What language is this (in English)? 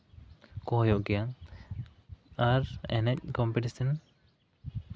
Santali